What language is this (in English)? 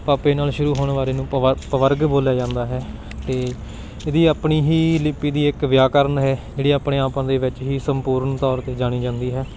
Punjabi